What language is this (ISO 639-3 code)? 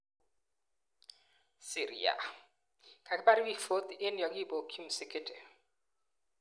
kln